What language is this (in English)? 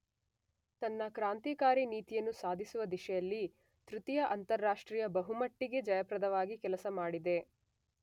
Kannada